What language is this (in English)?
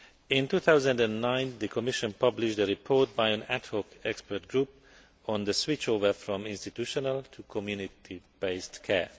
English